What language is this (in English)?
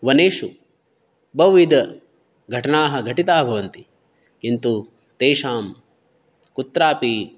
Sanskrit